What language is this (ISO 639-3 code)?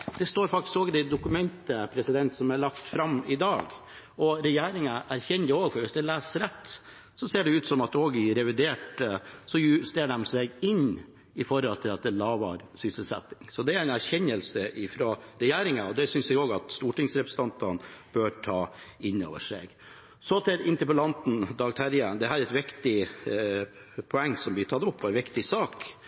nob